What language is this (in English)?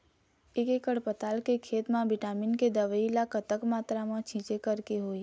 Chhattisgarhi